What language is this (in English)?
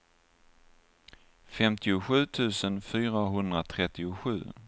Swedish